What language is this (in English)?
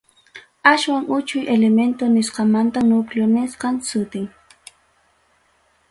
Ayacucho Quechua